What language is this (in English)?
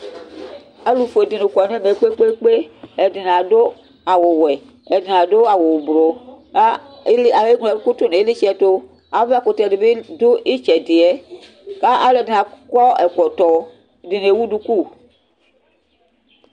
Ikposo